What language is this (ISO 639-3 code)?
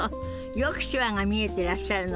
jpn